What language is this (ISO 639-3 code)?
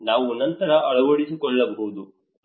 kan